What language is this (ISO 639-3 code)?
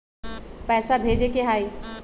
mag